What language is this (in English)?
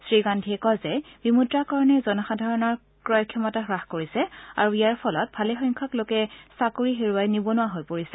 Assamese